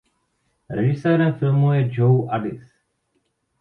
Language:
Czech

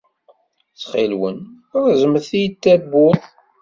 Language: Kabyle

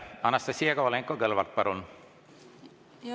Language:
Estonian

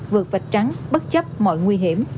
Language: Vietnamese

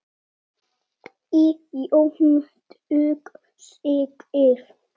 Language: Icelandic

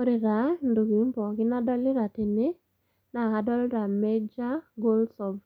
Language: Masai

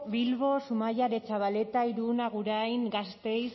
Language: Basque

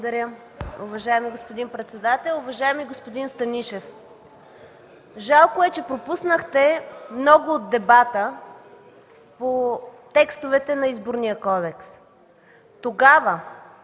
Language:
Bulgarian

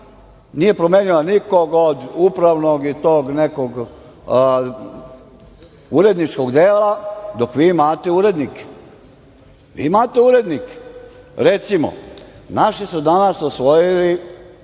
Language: Serbian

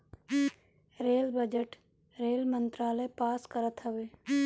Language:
Bhojpuri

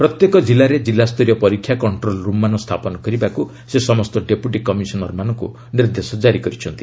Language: Odia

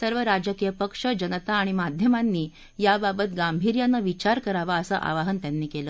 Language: Marathi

